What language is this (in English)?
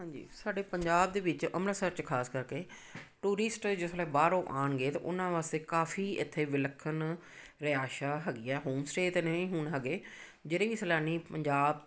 Punjabi